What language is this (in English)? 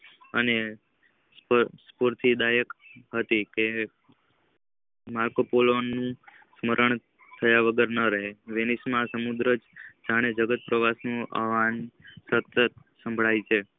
Gujarati